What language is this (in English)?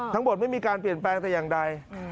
Thai